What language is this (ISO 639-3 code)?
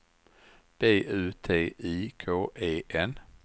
swe